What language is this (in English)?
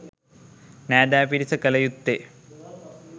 Sinhala